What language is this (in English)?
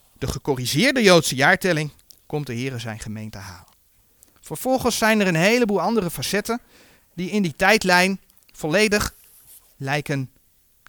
Dutch